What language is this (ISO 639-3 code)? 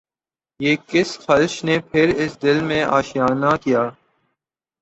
urd